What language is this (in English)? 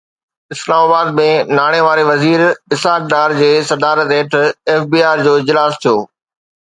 Sindhi